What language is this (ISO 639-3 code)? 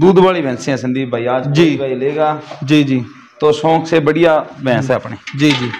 hin